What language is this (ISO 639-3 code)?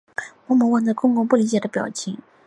zho